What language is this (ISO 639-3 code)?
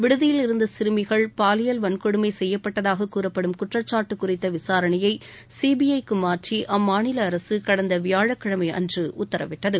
tam